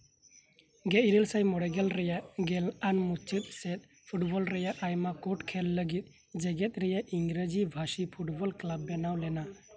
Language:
Santali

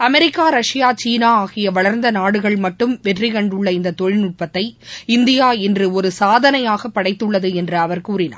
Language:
Tamil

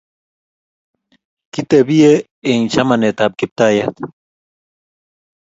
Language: Kalenjin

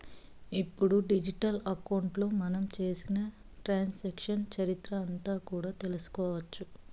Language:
Telugu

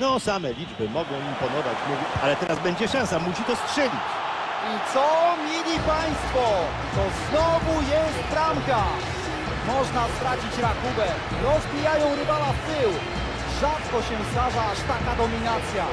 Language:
Polish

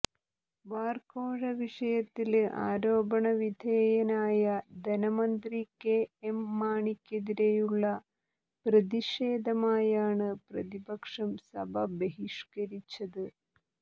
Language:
Malayalam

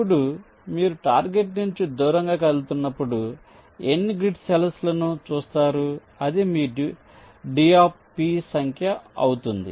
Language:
Telugu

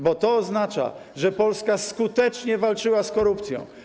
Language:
Polish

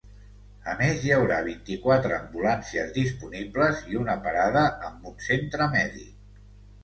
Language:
Catalan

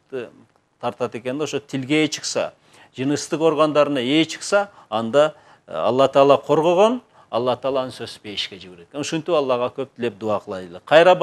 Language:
Turkish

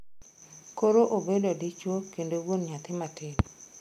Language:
Luo (Kenya and Tanzania)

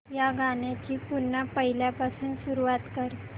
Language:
Marathi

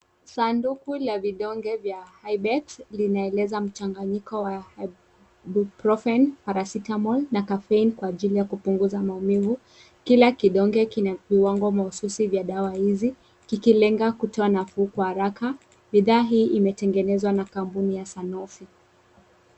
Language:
Swahili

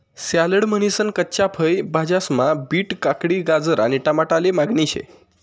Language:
Marathi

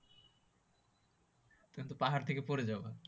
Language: Bangla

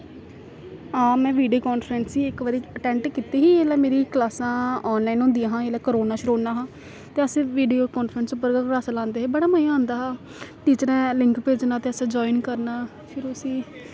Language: Dogri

